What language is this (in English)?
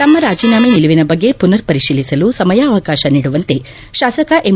Kannada